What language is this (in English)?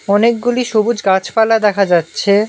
Bangla